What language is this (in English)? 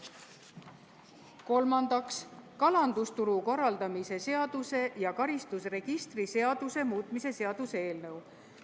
Estonian